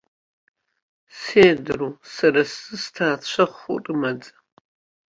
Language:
Abkhazian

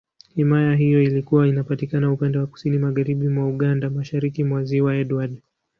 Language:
Swahili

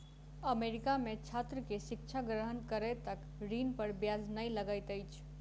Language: Maithili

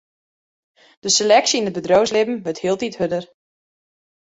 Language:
Western Frisian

